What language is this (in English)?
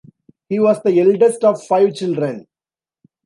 English